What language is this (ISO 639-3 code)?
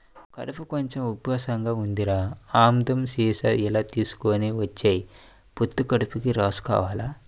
tel